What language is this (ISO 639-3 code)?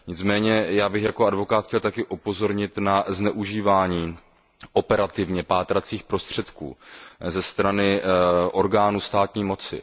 ces